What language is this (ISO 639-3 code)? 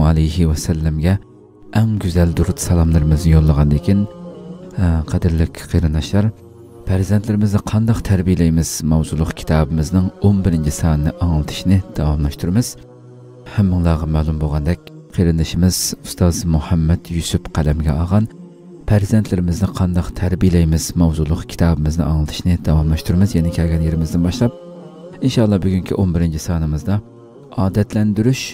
tur